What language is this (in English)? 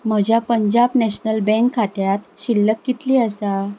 Konkani